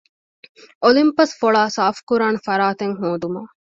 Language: Divehi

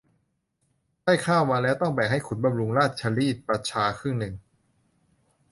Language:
Thai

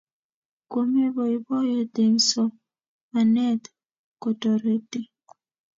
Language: Kalenjin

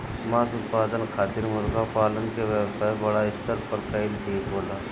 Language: Bhojpuri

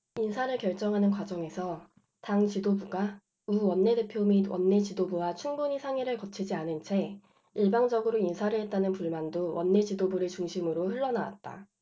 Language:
Korean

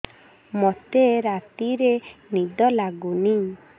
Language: Odia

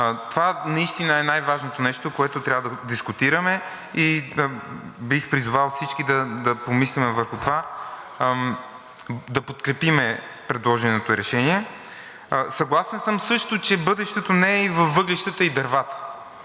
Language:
Bulgarian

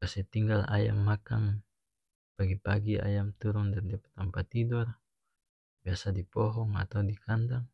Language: North Moluccan Malay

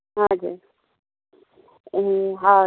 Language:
Nepali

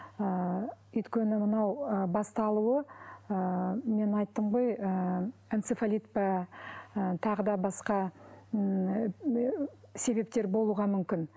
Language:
Kazakh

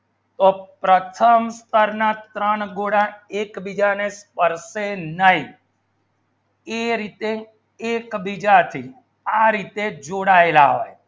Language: Gujarati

